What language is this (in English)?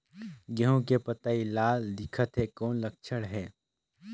Chhattisgarhi